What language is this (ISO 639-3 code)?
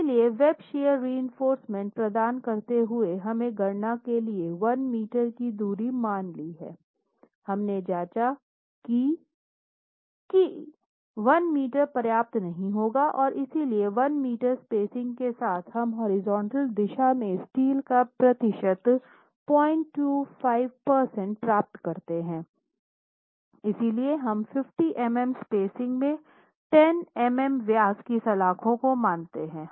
hin